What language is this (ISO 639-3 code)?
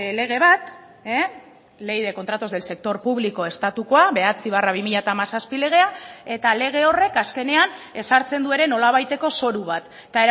eus